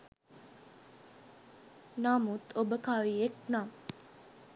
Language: Sinhala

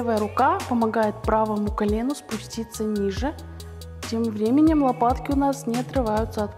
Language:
Russian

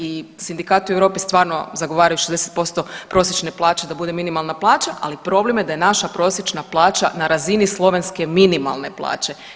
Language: Croatian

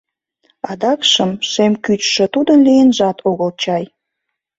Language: Mari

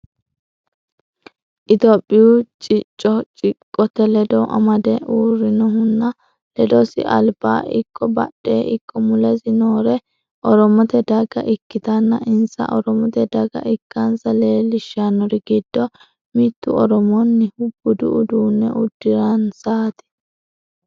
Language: Sidamo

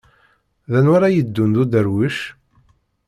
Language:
Kabyle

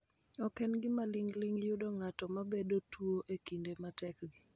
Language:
Luo (Kenya and Tanzania)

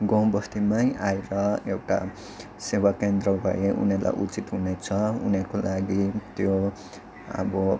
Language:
Nepali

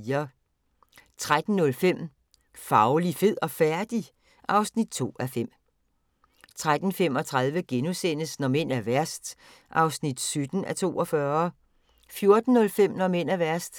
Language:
Danish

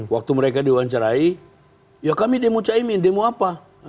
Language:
Indonesian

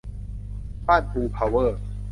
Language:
Thai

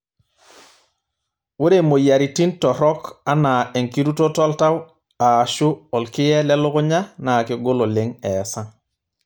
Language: Masai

